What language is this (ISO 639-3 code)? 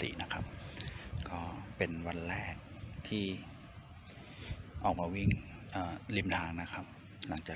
tha